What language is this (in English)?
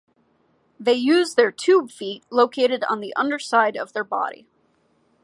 English